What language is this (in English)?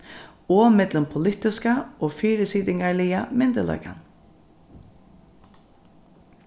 Faroese